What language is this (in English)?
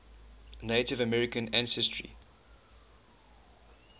English